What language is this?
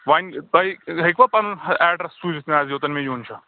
Kashmiri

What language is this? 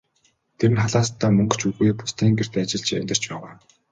Mongolian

